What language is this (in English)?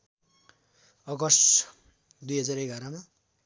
Nepali